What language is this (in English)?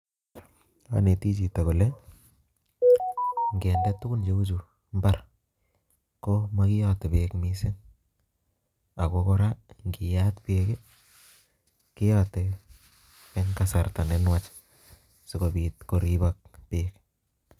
Kalenjin